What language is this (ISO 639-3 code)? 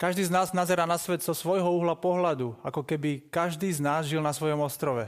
slk